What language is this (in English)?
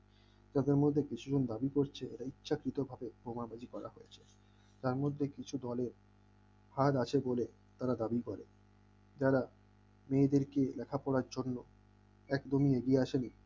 Bangla